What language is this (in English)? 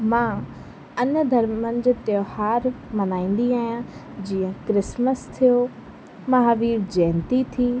Sindhi